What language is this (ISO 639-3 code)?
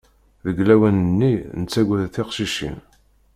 kab